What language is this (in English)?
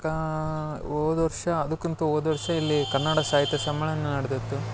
Kannada